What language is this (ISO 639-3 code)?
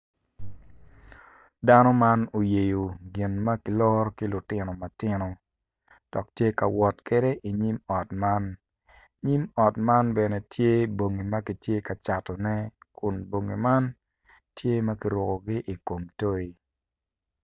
ach